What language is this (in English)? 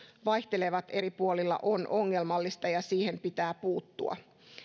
Finnish